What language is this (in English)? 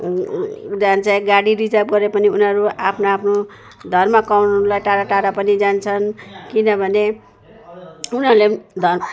Nepali